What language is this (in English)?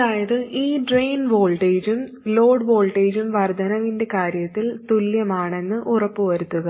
Malayalam